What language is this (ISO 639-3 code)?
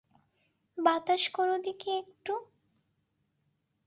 ben